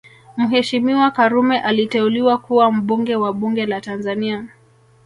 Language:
Swahili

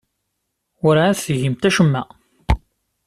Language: Kabyle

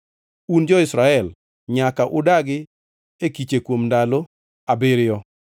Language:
Luo (Kenya and Tanzania)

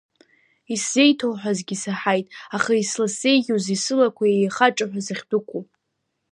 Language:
Abkhazian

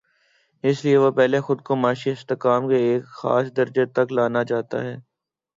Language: Urdu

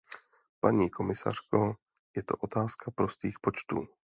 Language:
Czech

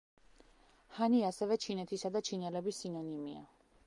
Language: Georgian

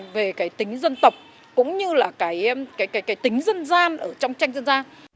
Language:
Vietnamese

